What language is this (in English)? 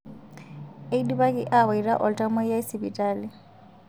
Masai